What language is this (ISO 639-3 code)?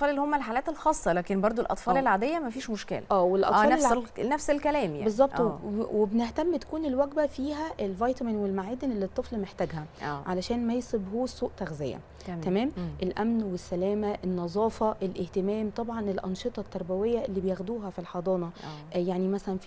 ara